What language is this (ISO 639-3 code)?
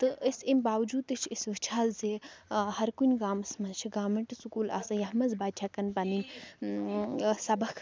kas